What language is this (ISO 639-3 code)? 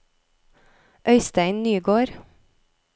nor